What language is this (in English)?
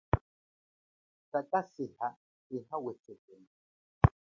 Chokwe